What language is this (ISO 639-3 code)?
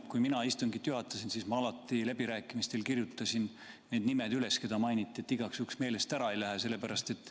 est